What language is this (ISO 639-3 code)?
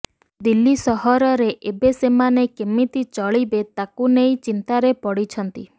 ori